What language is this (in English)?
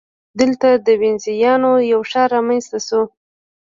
Pashto